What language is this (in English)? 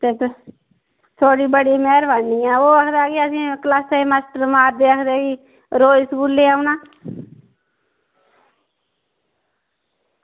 Dogri